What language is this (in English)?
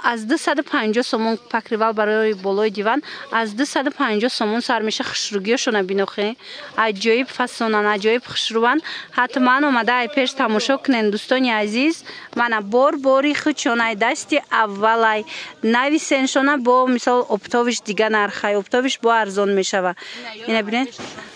Persian